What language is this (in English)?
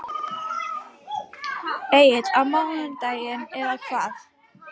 Icelandic